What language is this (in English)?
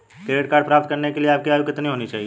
Hindi